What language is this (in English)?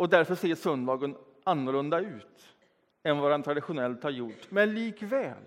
Swedish